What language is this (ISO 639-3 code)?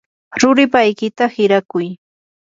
qur